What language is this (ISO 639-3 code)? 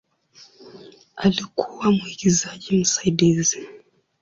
swa